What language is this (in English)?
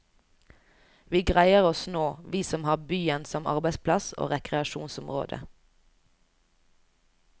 Norwegian